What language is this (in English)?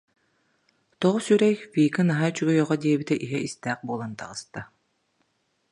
Yakut